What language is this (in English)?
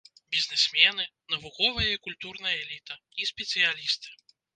Belarusian